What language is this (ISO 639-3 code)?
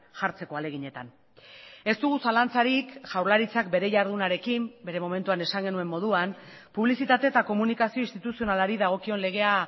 eus